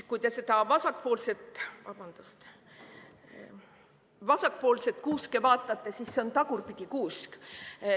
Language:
Estonian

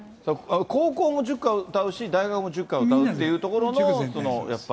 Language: Japanese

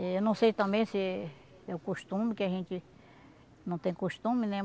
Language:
Portuguese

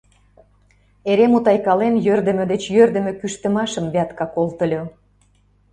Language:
Mari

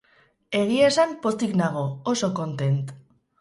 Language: Basque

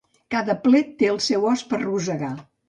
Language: Catalan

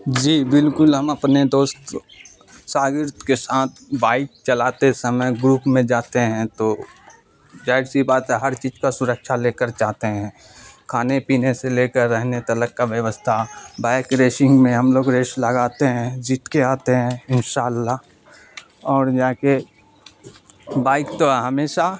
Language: Urdu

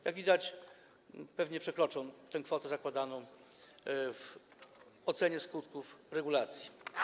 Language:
Polish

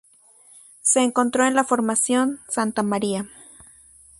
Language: Spanish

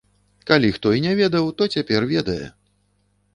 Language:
Belarusian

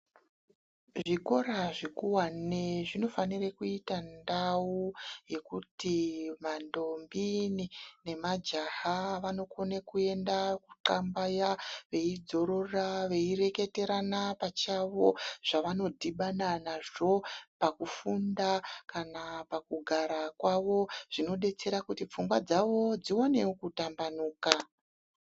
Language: Ndau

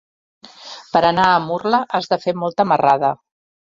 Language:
Catalan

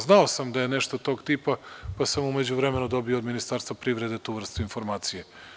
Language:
Serbian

